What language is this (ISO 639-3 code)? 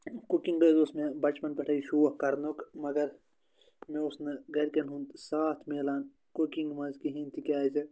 kas